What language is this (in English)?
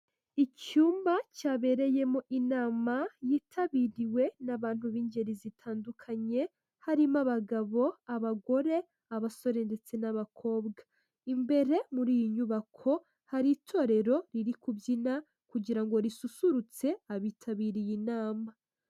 Kinyarwanda